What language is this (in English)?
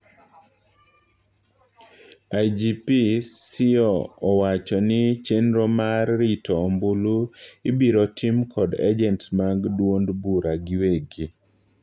Luo (Kenya and Tanzania)